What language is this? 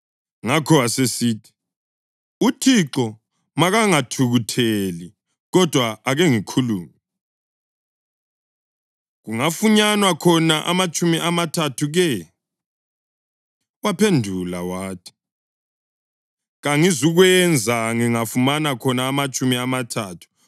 North Ndebele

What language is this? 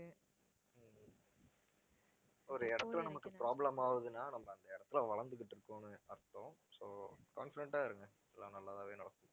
Tamil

